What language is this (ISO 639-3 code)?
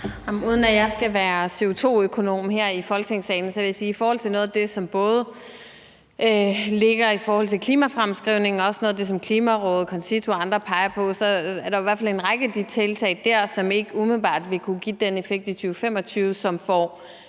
dan